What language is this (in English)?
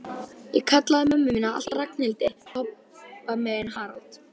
Icelandic